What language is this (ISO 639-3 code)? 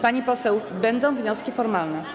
pol